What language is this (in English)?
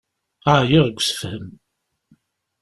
Kabyle